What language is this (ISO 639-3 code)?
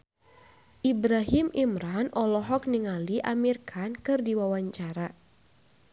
sun